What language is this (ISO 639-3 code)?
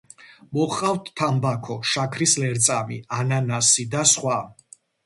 kat